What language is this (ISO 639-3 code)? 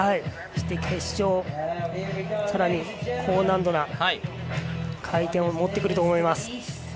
jpn